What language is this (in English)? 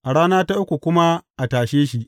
Hausa